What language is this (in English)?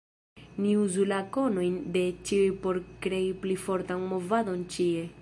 Esperanto